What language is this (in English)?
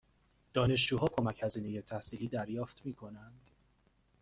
Persian